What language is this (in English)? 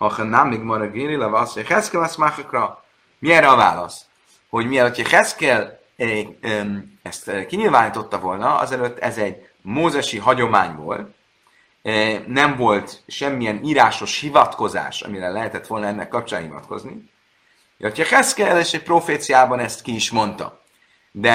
Hungarian